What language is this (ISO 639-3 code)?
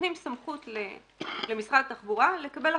heb